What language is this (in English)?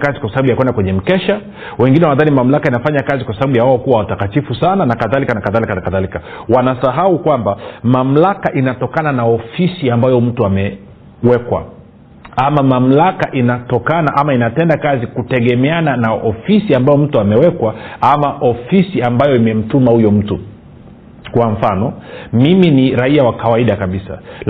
Swahili